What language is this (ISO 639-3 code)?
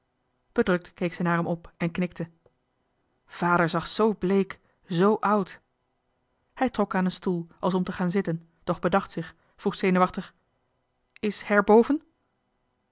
nld